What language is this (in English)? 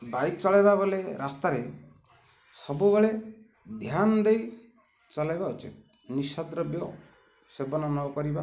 Odia